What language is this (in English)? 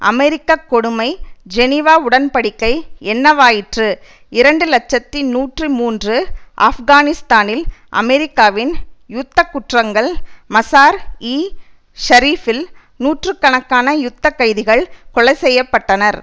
Tamil